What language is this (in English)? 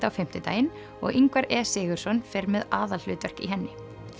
Icelandic